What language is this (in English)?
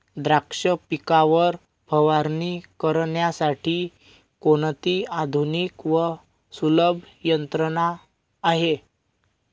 Marathi